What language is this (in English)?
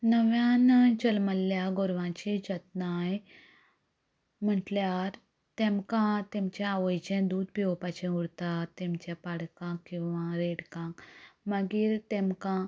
Konkani